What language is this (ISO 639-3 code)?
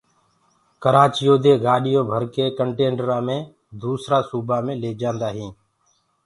ggg